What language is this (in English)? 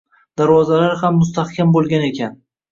Uzbek